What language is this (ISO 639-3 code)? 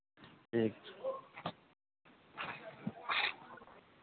mai